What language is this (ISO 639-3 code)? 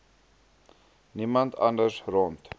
afr